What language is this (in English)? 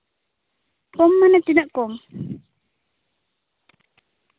Santali